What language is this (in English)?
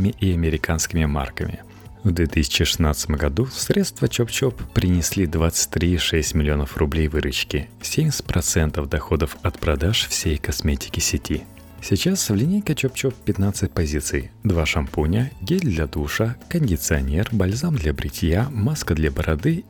Russian